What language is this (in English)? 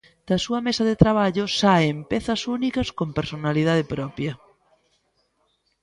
Galician